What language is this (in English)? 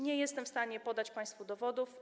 Polish